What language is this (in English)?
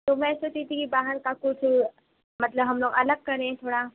Urdu